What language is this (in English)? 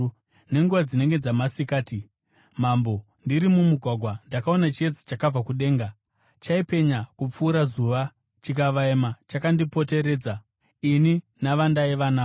Shona